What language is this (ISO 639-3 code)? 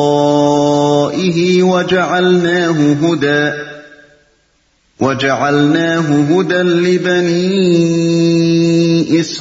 urd